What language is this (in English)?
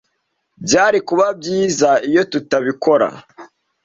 Kinyarwanda